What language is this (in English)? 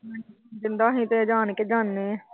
Punjabi